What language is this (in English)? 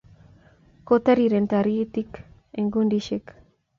Kalenjin